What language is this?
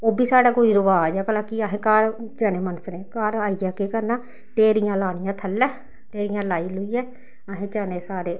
Dogri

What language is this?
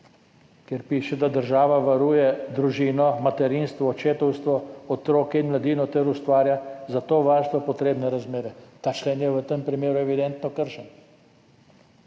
Slovenian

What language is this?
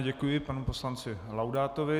Czech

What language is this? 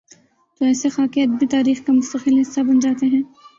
Urdu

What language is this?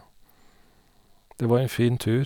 Norwegian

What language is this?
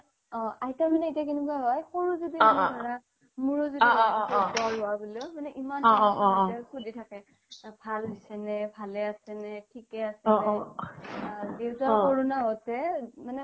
Assamese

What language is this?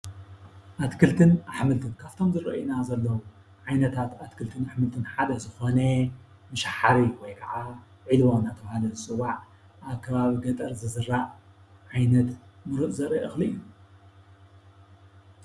Tigrinya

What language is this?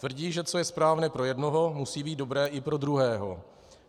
Czech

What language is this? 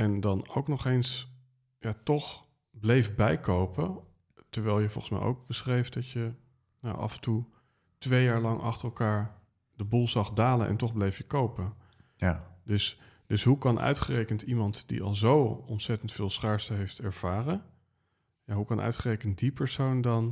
Dutch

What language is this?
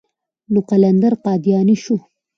Pashto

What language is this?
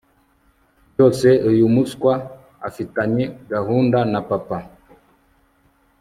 Kinyarwanda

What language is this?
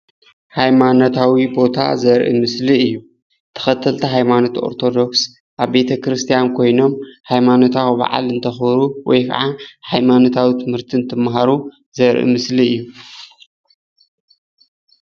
Tigrinya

